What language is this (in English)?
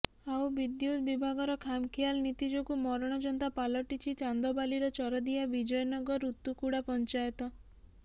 Odia